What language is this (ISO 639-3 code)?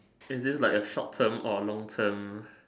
eng